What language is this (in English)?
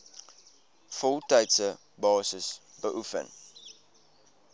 Afrikaans